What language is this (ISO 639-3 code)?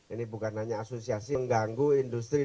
ind